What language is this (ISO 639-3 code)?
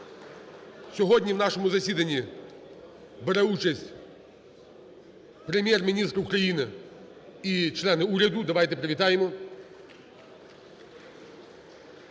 ukr